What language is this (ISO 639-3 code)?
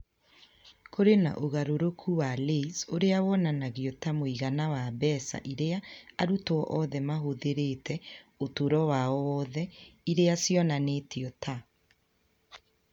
kik